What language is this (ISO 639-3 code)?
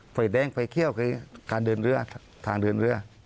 tha